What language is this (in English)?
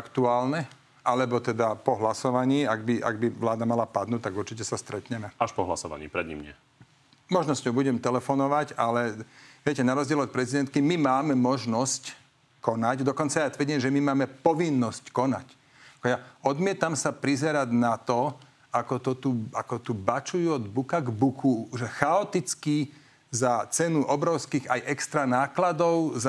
Slovak